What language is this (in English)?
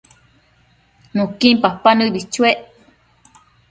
Matsés